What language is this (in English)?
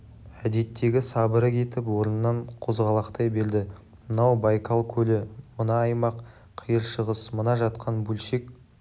Kazakh